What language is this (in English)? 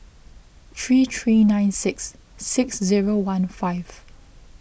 English